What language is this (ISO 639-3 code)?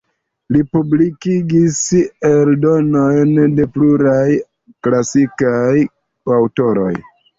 epo